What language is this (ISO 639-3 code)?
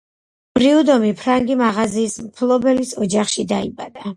kat